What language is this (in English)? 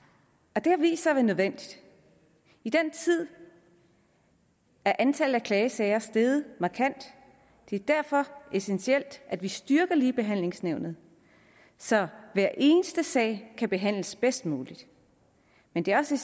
Danish